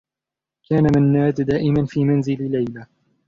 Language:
Arabic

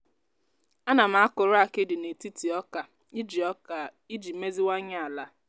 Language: Igbo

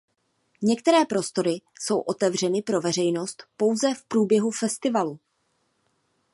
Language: Czech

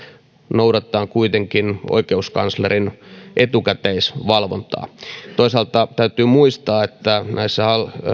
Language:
Finnish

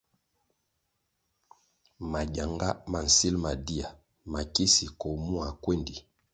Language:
Kwasio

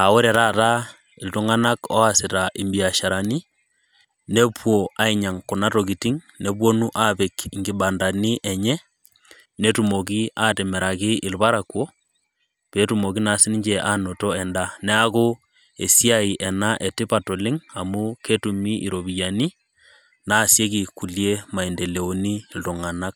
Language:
Masai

